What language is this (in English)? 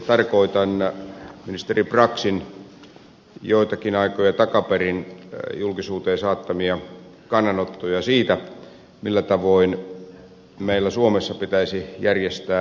Finnish